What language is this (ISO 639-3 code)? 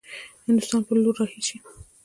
pus